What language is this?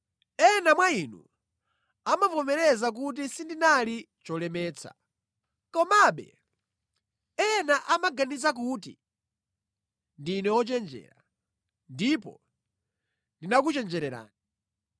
Nyanja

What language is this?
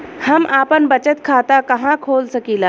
Bhojpuri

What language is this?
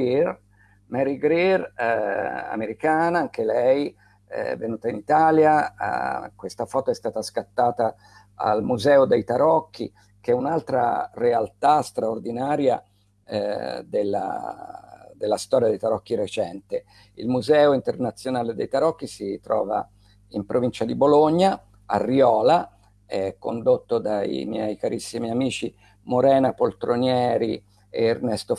Italian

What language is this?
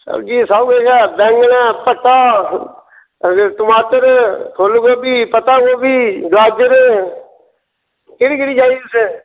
Dogri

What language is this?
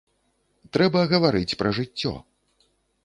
Belarusian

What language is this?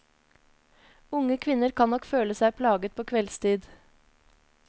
Norwegian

